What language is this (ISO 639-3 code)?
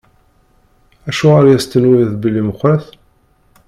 kab